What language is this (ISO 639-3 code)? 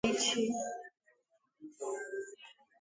ibo